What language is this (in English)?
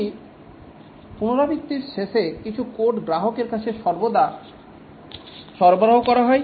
Bangla